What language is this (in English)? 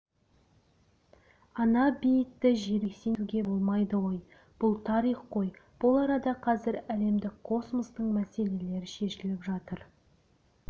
Kazakh